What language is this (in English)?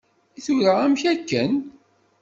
Kabyle